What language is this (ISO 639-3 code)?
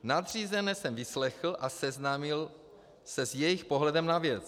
ces